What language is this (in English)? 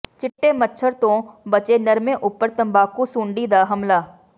Punjabi